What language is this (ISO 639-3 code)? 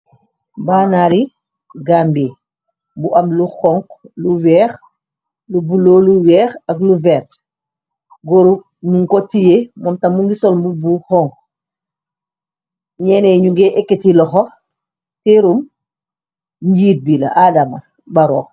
wol